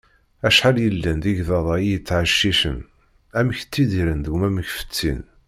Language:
Kabyle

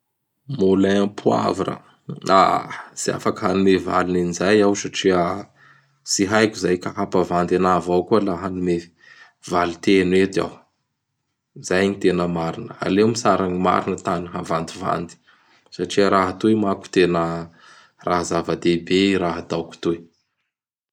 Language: Bara Malagasy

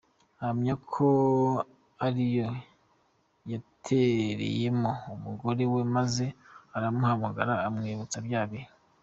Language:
Kinyarwanda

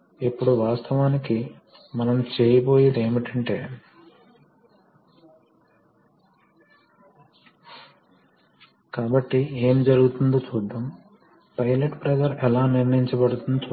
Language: Telugu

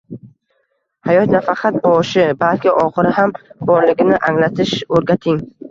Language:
Uzbek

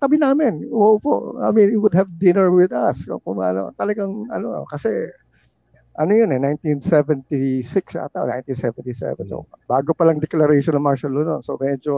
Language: Filipino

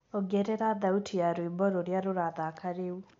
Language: Kikuyu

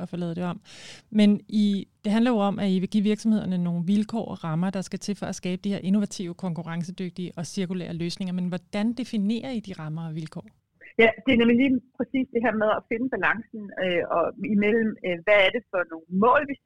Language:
Danish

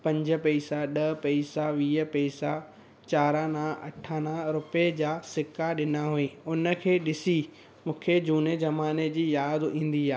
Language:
Sindhi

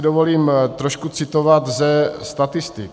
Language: Czech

